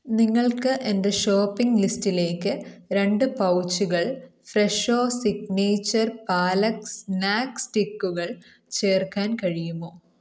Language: Malayalam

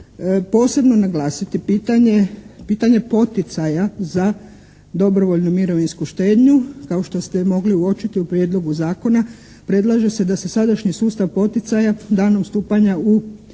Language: Croatian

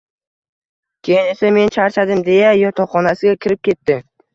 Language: Uzbek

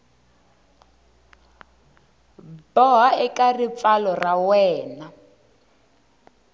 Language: Tsonga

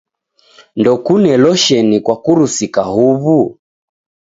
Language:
Taita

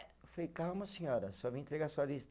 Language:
Portuguese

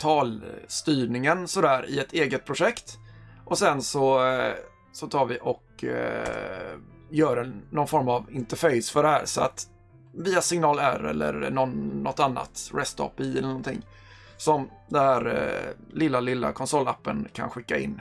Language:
Swedish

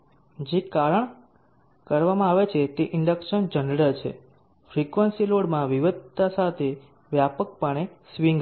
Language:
Gujarati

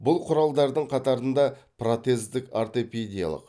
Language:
Kazakh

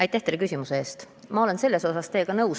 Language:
Estonian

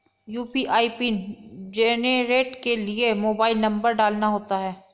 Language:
Hindi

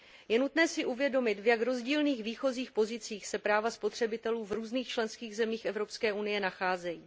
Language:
Czech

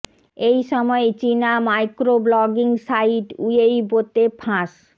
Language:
Bangla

